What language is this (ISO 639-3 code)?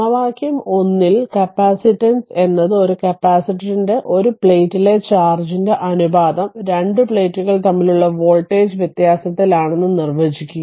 mal